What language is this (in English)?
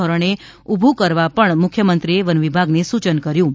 Gujarati